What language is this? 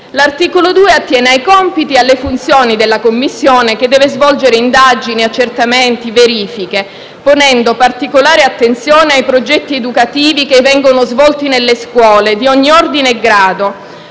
Italian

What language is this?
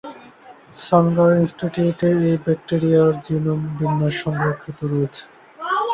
Bangla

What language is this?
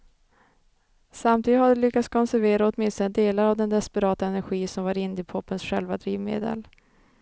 Swedish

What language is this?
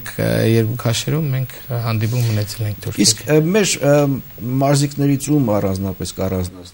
Romanian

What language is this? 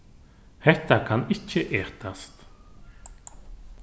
Faroese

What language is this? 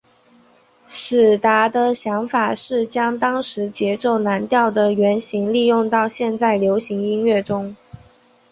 Chinese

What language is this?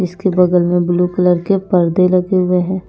Hindi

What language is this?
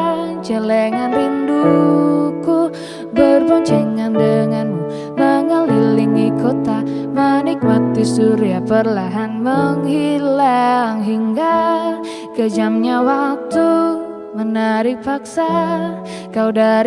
Indonesian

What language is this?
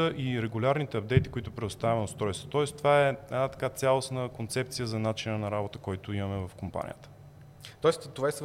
Bulgarian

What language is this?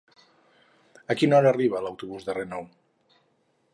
Catalan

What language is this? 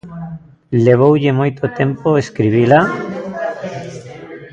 Galician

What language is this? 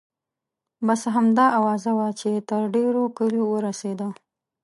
Pashto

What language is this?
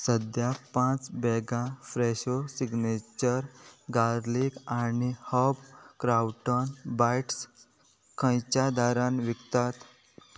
Konkani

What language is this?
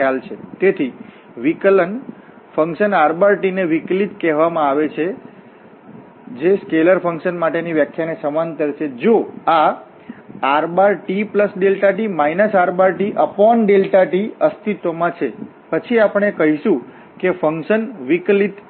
Gujarati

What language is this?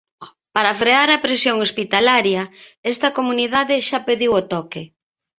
Galician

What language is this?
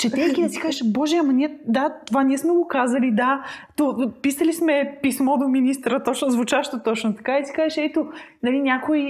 Bulgarian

